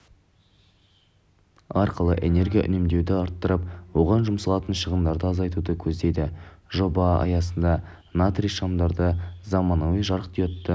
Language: Kazakh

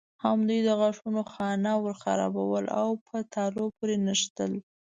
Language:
Pashto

